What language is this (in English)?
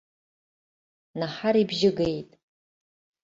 Abkhazian